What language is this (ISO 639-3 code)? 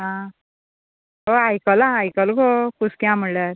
kok